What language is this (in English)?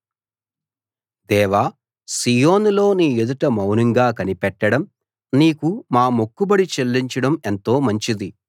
Telugu